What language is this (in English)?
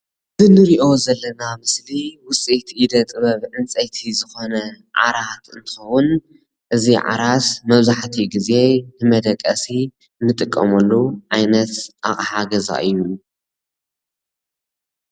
Tigrinya